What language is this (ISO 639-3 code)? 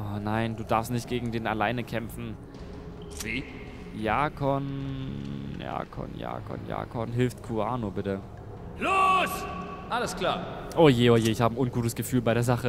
deu